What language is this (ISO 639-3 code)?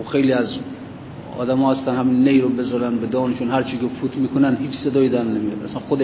fas